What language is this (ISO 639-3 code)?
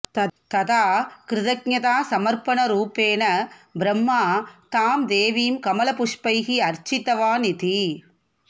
san